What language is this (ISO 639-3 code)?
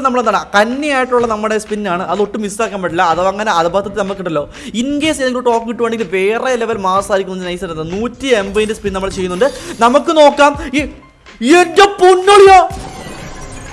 ind